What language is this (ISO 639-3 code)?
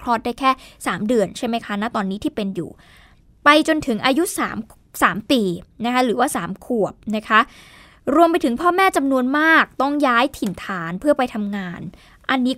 tha